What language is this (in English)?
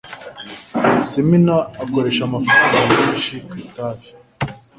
Kinyarwanda